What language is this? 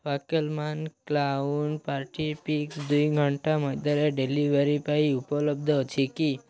Odia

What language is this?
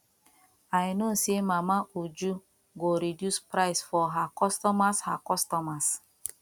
Nigerian Pidgin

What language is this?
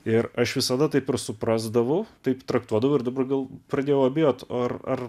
Lithuanian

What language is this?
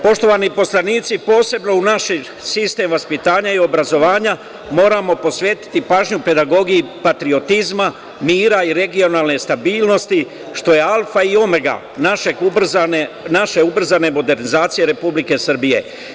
Serbian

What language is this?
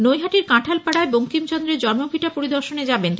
Bangla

